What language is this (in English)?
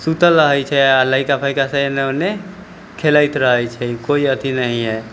Maithili